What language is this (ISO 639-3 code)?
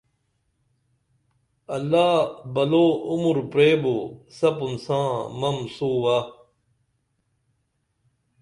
dml